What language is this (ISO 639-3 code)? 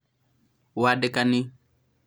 kik